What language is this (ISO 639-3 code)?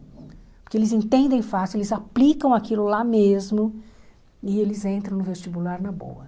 por